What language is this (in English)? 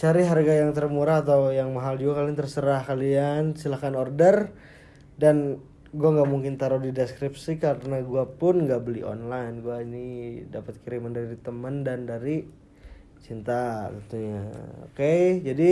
Indonesian